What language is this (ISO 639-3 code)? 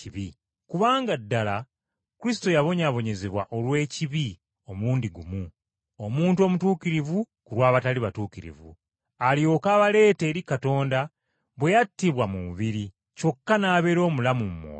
lug